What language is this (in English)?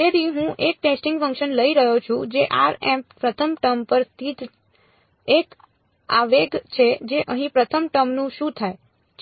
Gujarati